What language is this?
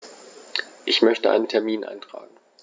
German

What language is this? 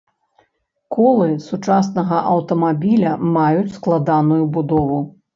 Belarusian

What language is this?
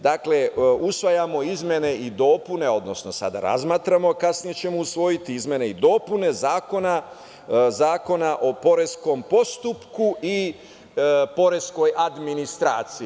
Serbian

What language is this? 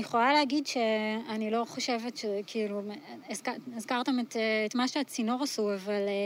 Hebrew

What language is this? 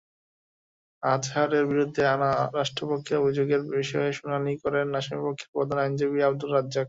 Bangla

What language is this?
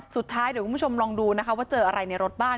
Thai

